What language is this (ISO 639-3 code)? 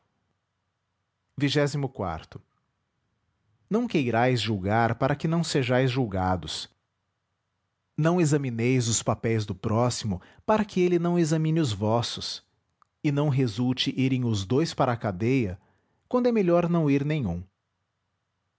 por